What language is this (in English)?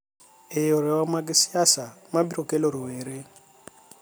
Luo (Kenya and Tanzania)